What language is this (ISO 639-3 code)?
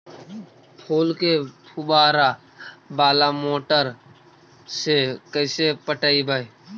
mag